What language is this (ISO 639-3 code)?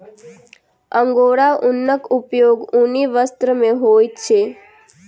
mai